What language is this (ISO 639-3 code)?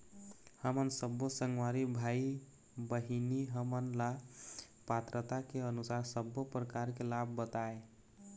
hne